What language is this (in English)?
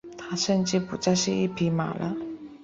Chinese